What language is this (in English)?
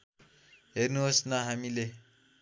Nepali